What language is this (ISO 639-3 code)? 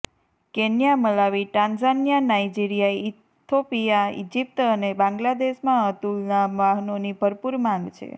guj